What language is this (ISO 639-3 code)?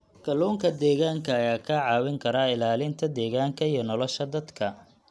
som